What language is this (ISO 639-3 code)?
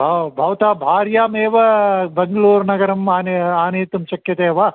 san